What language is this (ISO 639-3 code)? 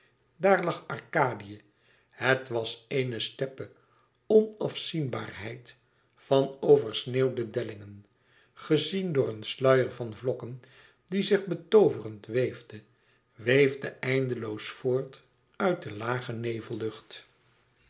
nld